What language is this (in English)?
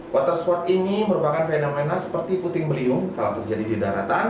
Indonesian